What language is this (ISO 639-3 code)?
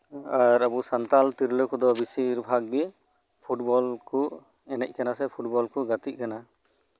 sat